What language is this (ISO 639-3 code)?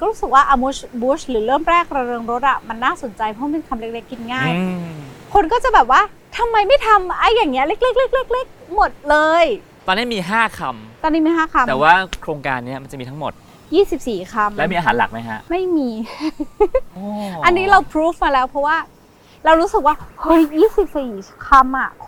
tha